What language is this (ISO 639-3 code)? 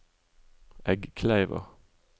nor